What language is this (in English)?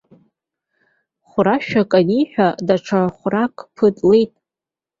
Abkhazian